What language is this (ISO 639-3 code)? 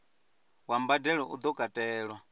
ven